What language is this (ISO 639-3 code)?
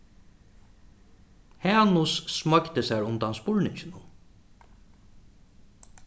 fao